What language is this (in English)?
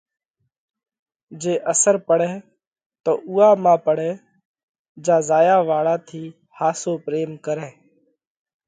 Parkari Koli